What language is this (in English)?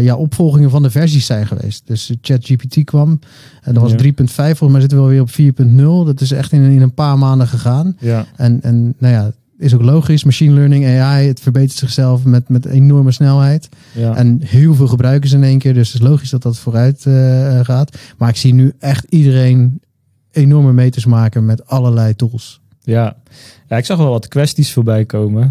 Dutch